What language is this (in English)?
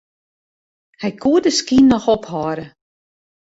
Western Frisian